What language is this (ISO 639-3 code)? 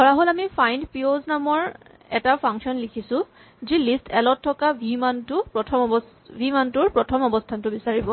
asm